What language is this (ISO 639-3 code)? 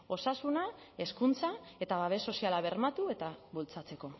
eus